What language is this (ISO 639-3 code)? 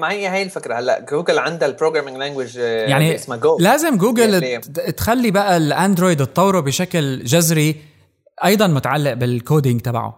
ara